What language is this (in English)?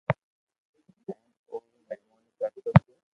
Loarki